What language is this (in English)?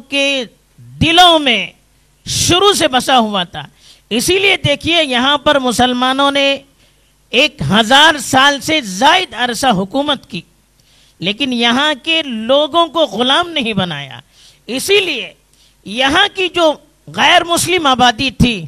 Urdu